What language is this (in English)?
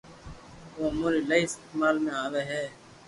Loarki